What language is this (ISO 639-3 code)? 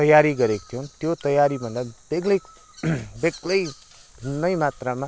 nep